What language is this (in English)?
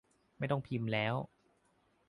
Thai